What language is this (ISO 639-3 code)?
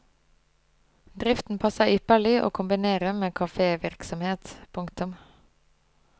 nor